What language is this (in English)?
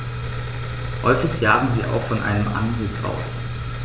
German